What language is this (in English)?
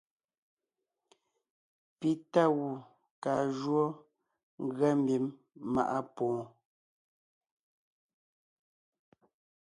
Ngiemboon